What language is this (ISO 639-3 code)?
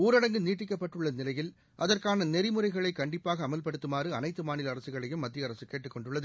tam